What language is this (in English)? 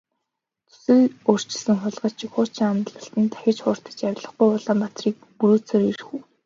Mongolian